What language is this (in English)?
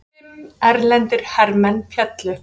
Icelandic